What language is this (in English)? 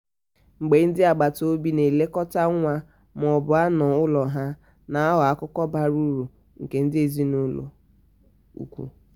Igbo